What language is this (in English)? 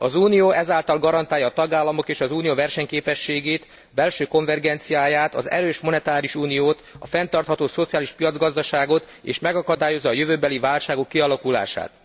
Hungarian